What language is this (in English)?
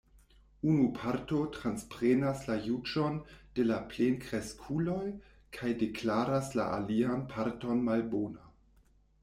Esperanto